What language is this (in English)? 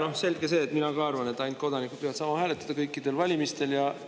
Estonian